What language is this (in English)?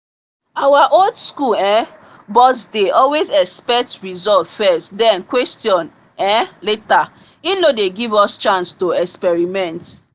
Nigerian Pidgin